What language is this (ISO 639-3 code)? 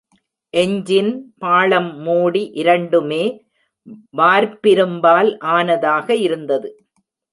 tam